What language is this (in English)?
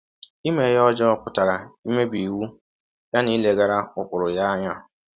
Igbo